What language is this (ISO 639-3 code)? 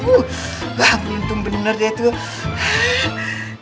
ind